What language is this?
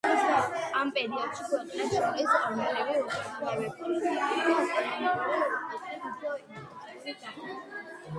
Georgian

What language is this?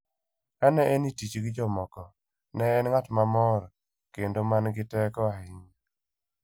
Luo (Kenya and Tanzania)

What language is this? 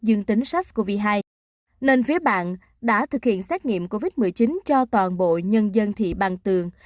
Vietnamese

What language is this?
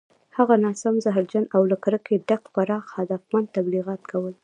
Pashto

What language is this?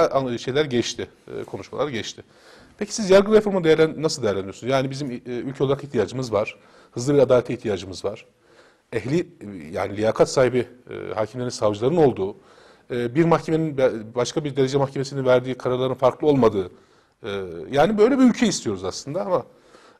Turkish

